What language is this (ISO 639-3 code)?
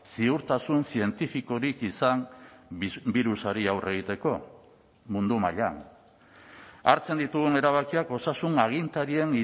eus